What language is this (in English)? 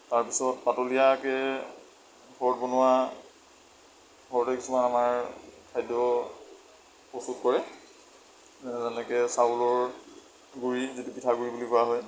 Assamese